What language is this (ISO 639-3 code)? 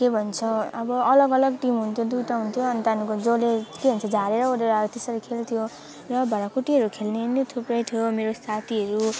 nep